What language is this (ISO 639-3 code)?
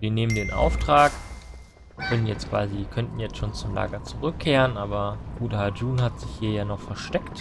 deu